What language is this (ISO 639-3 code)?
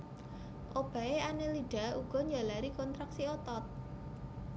jav